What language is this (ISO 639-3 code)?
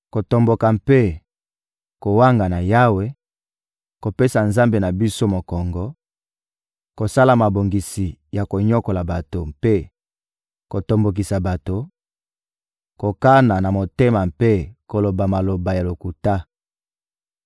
lin